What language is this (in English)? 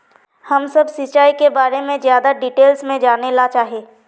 Magahi